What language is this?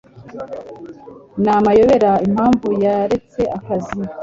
Kinyarwanda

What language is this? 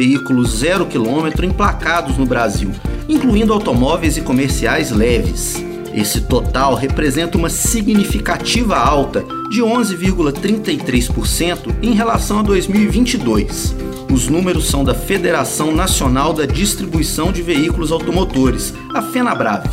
Portuguese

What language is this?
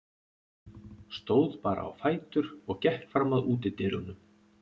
Icelandic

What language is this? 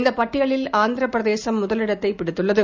Tamil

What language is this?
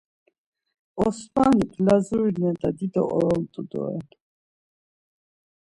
Laz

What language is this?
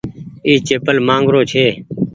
Goaria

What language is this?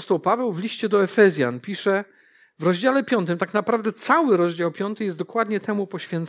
Polish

